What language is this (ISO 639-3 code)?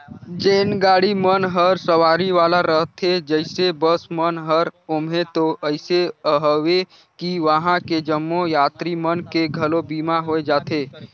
hne